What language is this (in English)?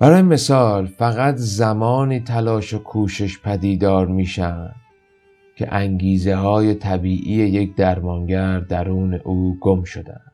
Persian